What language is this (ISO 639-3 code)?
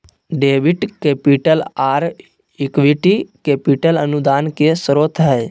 mag